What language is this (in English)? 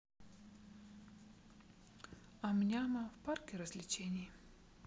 Russian